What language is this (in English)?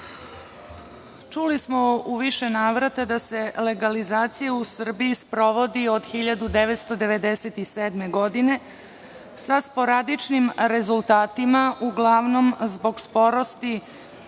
Serbian